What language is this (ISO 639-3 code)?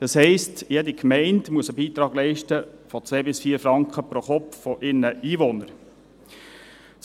gsw